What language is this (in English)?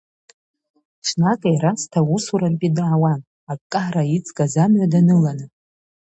Abkhazian